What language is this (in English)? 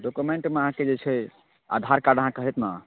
Maithili